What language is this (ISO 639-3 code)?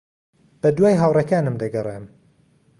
ckb